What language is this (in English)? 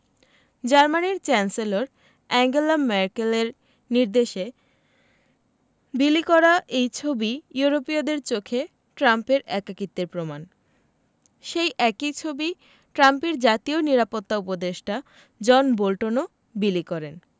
Bangla